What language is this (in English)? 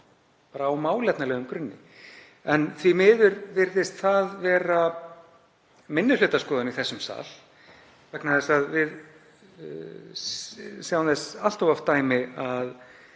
Icelandic